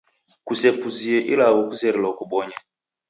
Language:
Taita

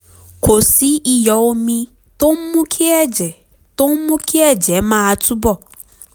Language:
Yoruba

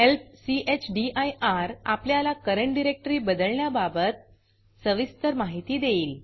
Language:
Marathi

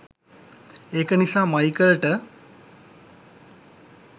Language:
Sinhala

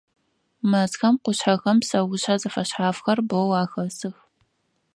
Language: Adyghe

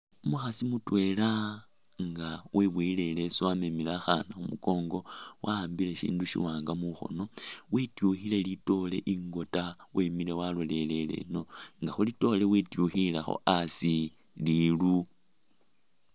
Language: Masaaba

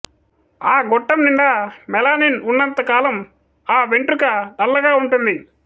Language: Telugu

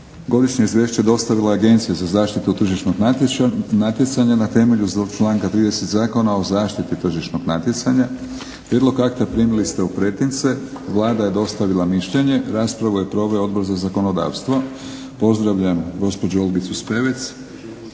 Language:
Croatian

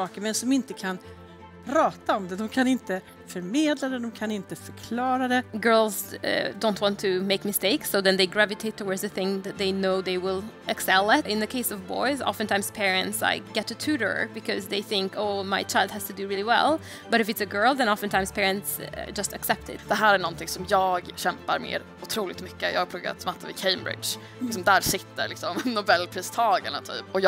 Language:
Swedish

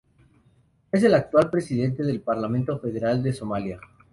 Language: Spanish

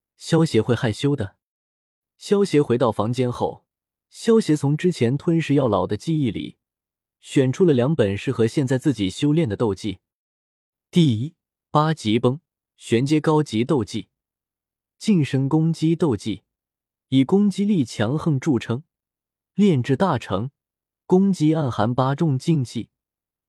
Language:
Chinese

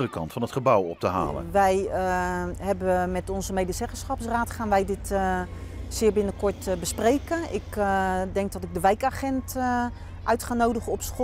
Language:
Dutch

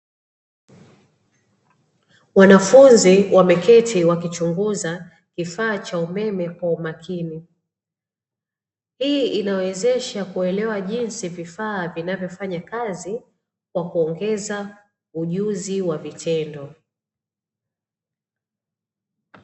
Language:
Swahili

